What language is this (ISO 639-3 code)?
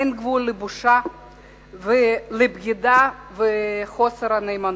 heb